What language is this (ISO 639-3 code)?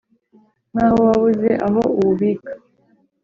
kin